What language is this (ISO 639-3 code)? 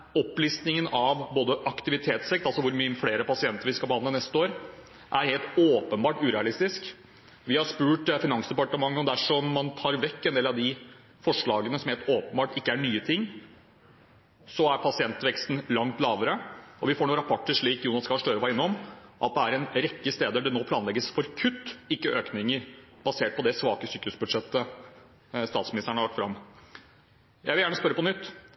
nob